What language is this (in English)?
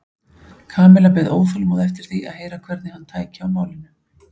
Icelandic